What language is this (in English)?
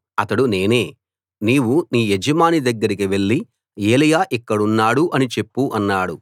Telugu